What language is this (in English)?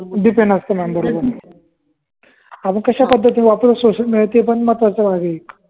Marathi